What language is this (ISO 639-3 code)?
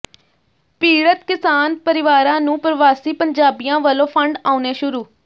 pan